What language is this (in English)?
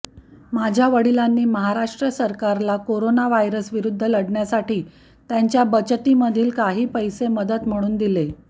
Marathi